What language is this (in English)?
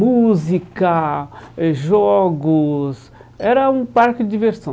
Portuguese